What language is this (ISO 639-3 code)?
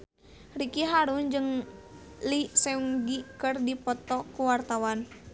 sun